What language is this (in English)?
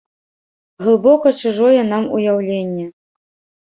Belarusian